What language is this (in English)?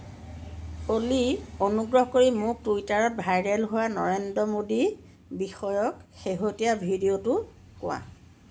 Assamese